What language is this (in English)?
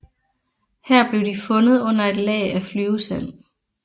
Danish